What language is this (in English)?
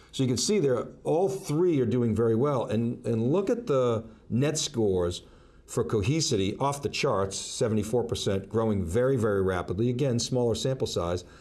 English